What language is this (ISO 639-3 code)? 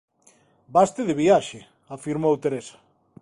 glg